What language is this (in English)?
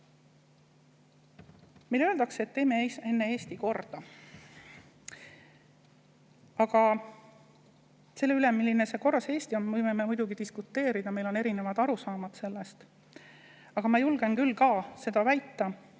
Estonian